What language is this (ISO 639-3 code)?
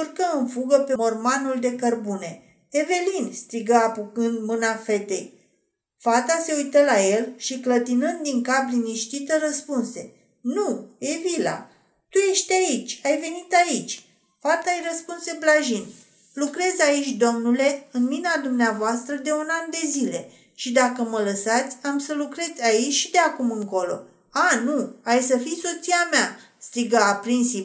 ron